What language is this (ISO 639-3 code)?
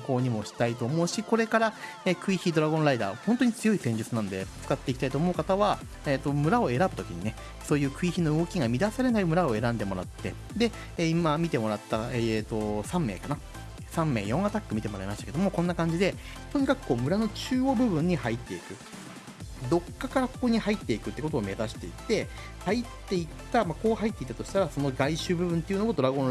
jpn